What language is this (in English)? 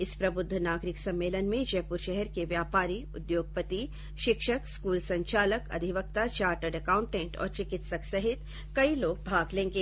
Hindi